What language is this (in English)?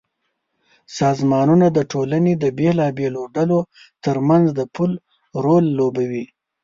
Pashto